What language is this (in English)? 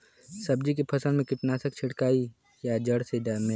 Bhojpuri